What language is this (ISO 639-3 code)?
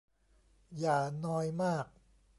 tha